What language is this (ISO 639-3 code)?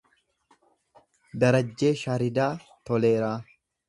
orm